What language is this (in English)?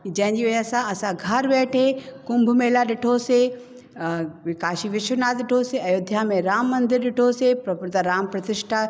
Sindhi